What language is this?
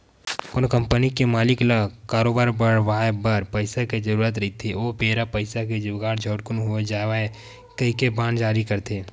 Chhattisgarhi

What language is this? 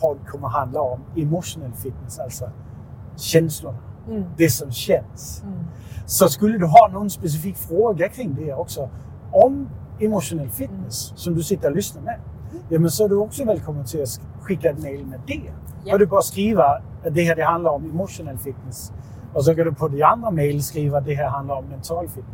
Swedish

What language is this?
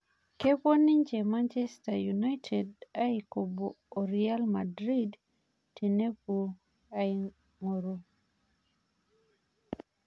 Masai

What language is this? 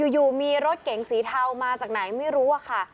Thai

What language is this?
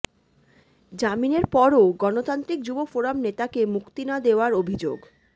Bangla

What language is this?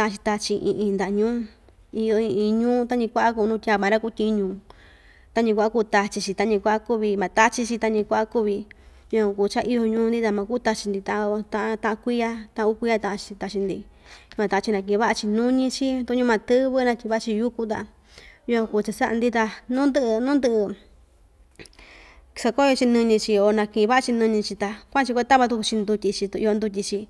Ixtayutla Mixtec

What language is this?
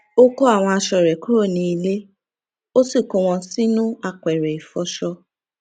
Yoruba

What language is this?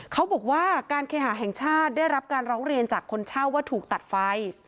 Thai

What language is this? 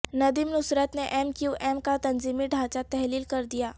Urdu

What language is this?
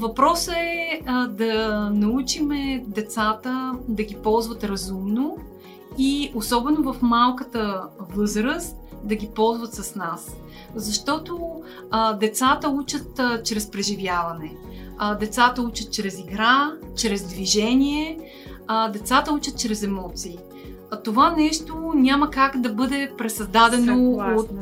Bulgarian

